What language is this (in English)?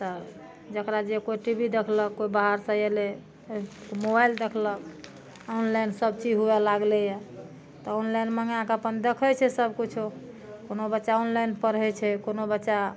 Maithili